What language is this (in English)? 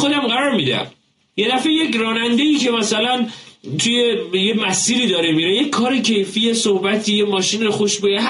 Persian